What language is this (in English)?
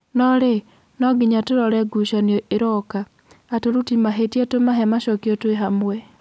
Kikuyu